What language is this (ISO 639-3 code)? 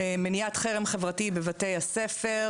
heb